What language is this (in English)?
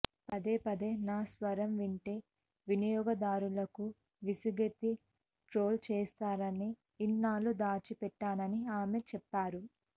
Telugu